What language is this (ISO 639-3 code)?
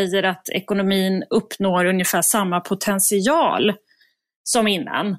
swe